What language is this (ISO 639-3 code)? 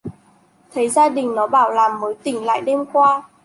vie